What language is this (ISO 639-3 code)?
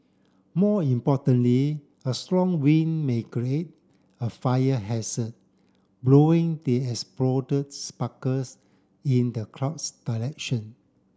eng